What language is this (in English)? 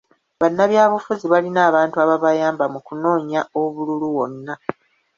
Ganda